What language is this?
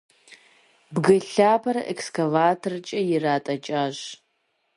Kabardian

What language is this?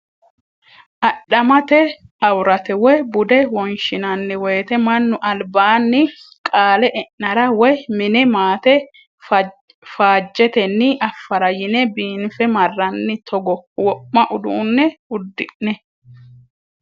Sidamo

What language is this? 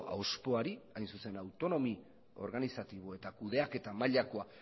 Basque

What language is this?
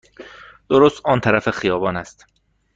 Persian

